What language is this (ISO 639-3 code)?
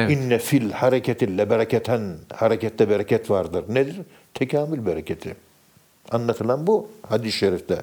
tur